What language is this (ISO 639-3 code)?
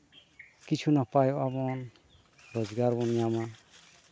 sat